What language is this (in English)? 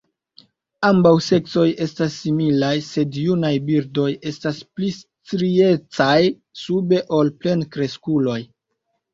Esperanto